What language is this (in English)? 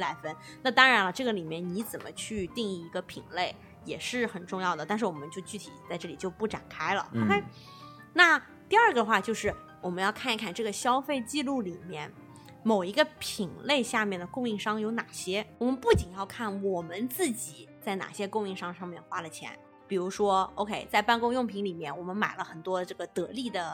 Chinese